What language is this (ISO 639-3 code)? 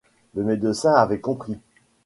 fra